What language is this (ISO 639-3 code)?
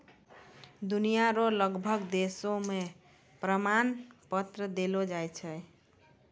mai